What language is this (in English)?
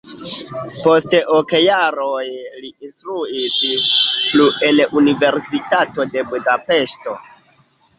Esperanto